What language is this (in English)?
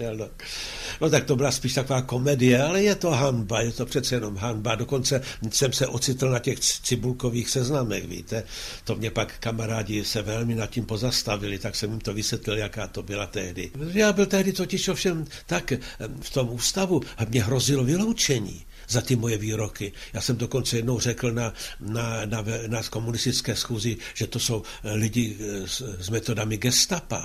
Czech